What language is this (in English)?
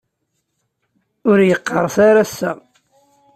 Kabyle